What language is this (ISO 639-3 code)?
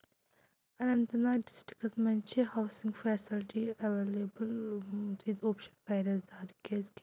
kas